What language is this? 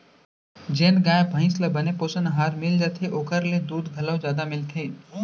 Chhattisgarhi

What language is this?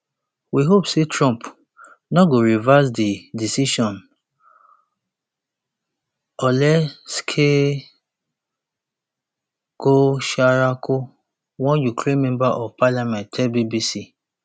Nigerian Pidgin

